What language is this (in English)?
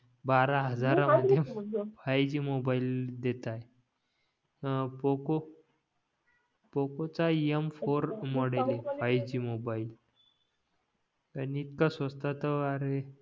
Marathi